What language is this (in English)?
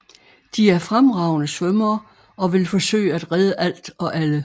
Danish